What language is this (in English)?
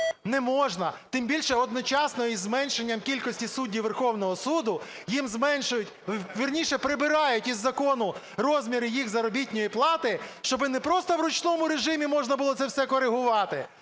Ukrainian